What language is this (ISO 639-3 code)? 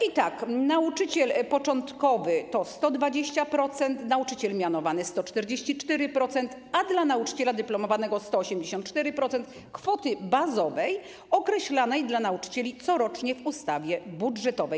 pol